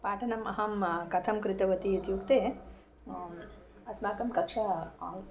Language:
Sanskrit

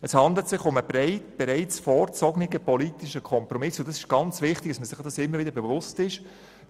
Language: Swiss German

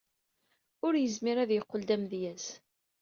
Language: Kabyle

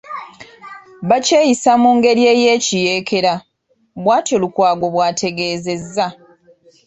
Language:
Ganda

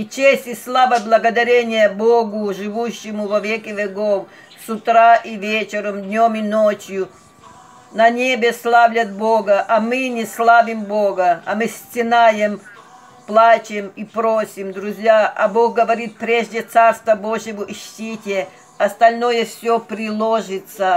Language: Russian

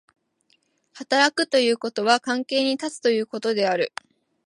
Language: Japanese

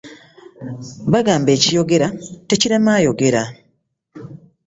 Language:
Ganda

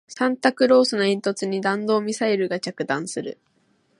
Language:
Japanese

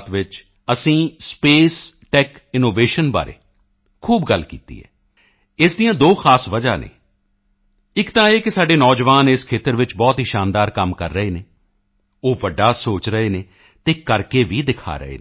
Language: Punjabi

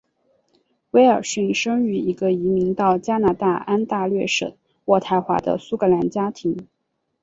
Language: Chinese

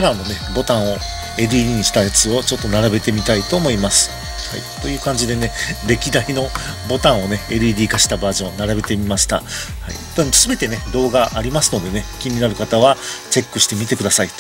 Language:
Japanese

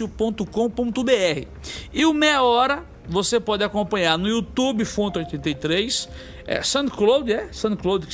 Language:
Portuguese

